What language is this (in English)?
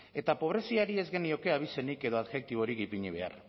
Basque